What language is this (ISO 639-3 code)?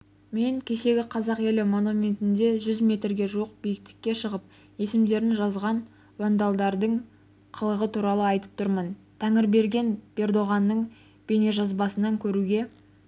kaz